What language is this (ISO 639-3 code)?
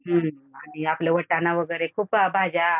mar